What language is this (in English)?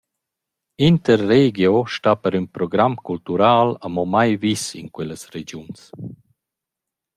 Romansh